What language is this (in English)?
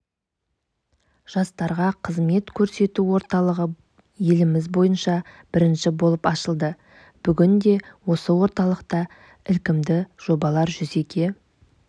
Kazakh